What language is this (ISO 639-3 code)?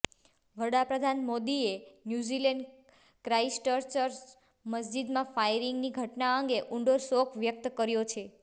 guj